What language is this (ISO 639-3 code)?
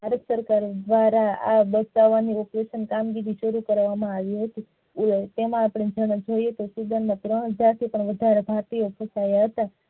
guj